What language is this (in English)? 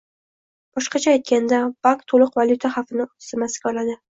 Uzbek